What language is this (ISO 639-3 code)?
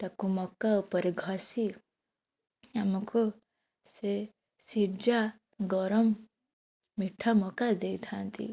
ori